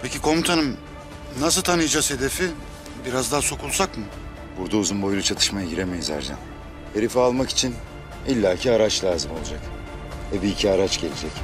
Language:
Turkish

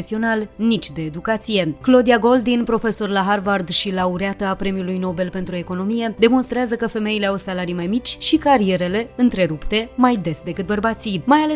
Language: Romanian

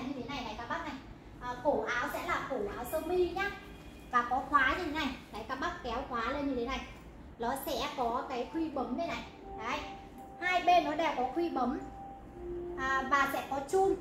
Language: Vietnamese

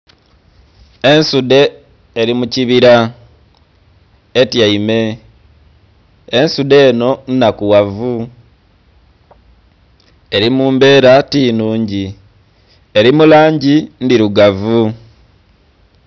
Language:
Soga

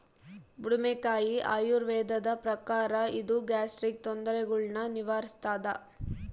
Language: Kannada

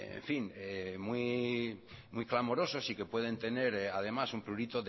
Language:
Spanish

